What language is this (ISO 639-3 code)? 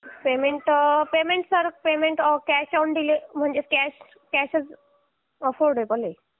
mar